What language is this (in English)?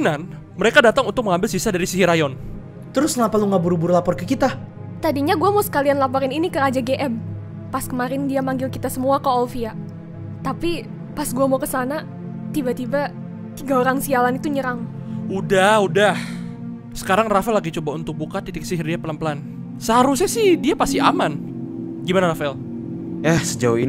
Indonesian